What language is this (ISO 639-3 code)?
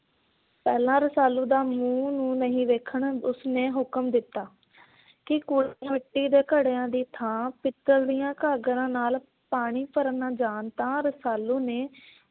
pan